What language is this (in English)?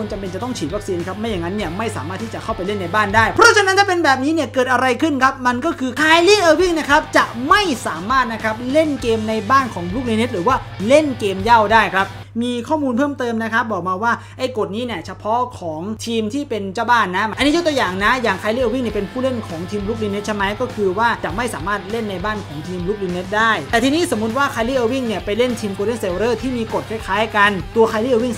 Thai